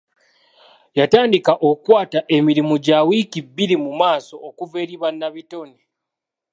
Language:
Ganda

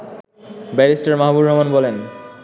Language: Bangla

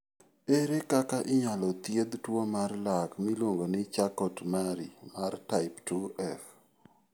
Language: Luo (Kenya and Tanzania)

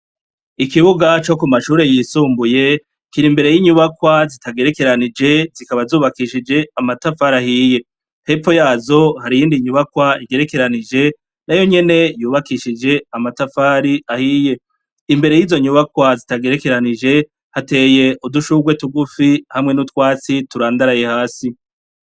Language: Rundi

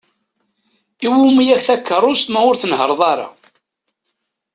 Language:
Kabyle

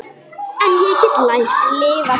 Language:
Icelandic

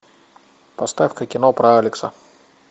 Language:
Russian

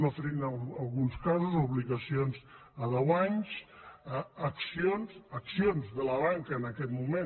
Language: Catalan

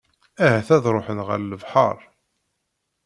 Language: Kabyle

